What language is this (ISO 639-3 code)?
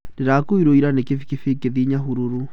kik